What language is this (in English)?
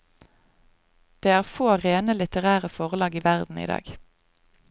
Norwegian